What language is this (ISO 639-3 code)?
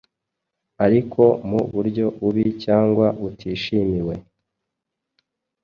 kin